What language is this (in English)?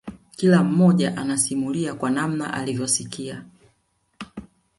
Swahili